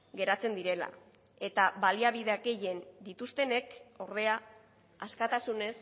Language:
Basque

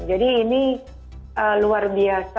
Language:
Indonesian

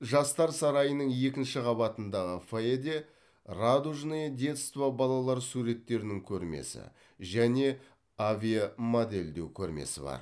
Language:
Kazakh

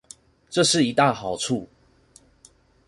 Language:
Chinese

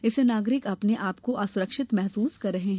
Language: Hindi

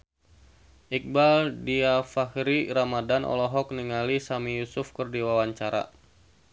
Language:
Sundanese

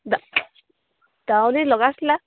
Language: Assamese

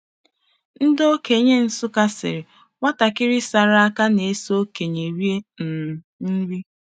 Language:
Igbo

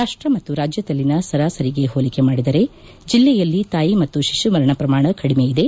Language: Kannada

